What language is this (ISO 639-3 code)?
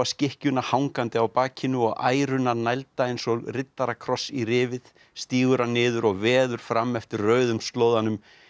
isl